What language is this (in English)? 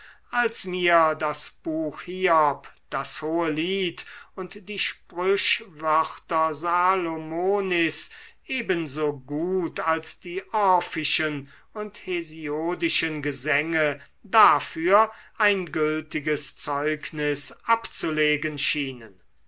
German